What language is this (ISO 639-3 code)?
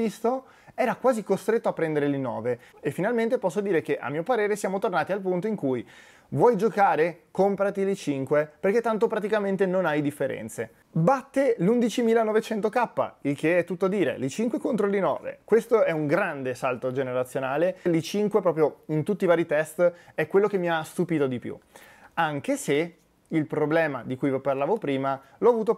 ita